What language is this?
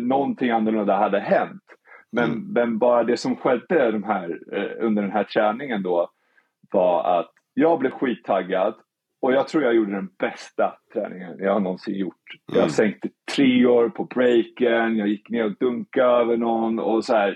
Swedish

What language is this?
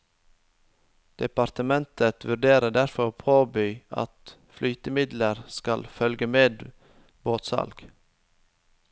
Norwegian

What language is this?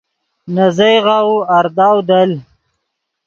Yidgha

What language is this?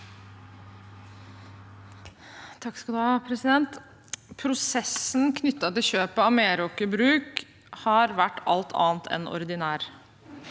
Norwegian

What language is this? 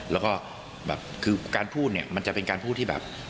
Thai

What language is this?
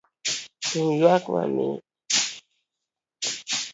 Luo (Kenya and Tanzania)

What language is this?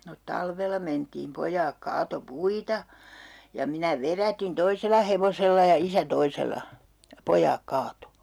Finnish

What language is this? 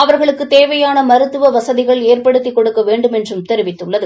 Tamil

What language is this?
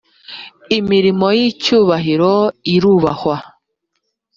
Kinyarwanda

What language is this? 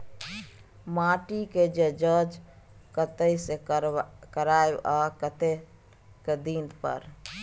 Maithili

